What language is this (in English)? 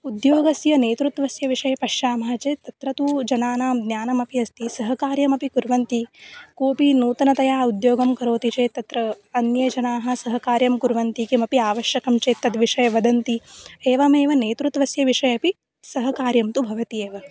Sanskrit